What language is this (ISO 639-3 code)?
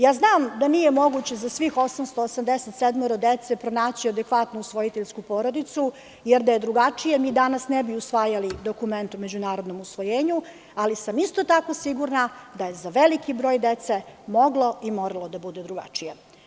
srp